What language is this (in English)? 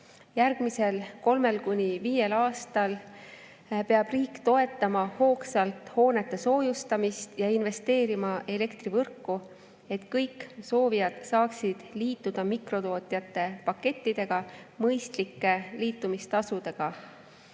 Estonian